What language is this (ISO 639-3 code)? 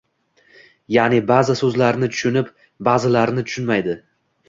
uzb